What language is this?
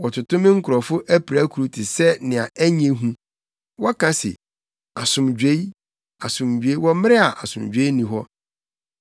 Akan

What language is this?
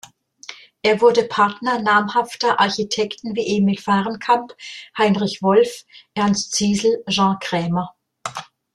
German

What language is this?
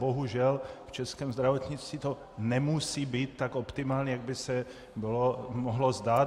Czech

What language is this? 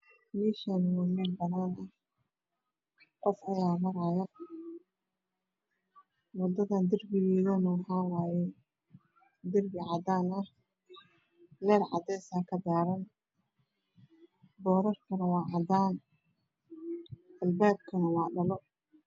Somali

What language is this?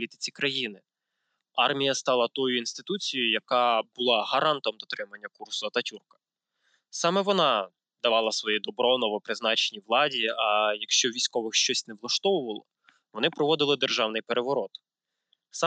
Ukrainian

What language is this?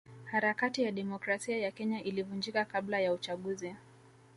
Swahili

